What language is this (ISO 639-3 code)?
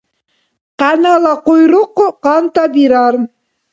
dar